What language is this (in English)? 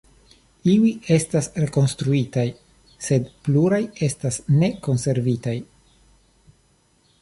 Esperanto